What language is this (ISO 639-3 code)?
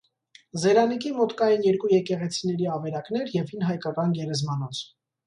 hye